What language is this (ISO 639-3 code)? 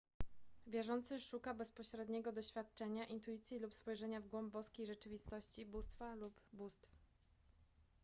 pol